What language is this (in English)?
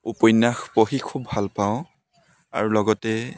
Assamese